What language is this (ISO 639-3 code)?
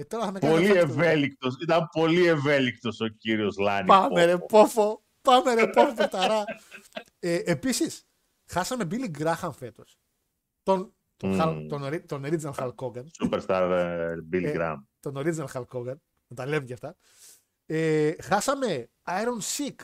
ell